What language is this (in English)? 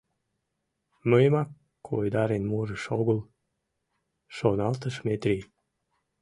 Mari